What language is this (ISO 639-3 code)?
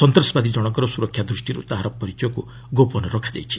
ori